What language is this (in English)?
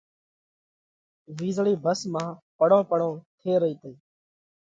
Parkari Koli